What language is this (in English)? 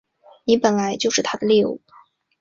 Chinese